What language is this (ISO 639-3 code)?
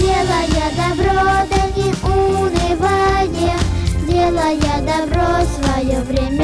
rus